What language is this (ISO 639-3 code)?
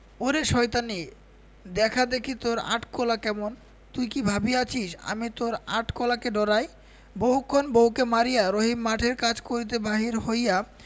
ben